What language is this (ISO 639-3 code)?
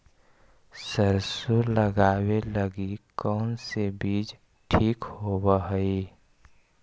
mag